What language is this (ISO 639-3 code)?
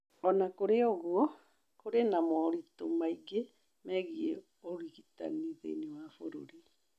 kik